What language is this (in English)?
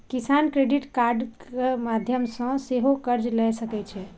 Maithili